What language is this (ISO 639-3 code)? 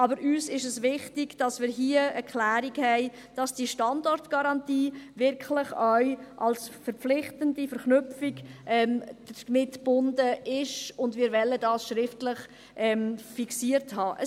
gsw